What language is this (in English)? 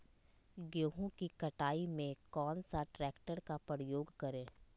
Magahi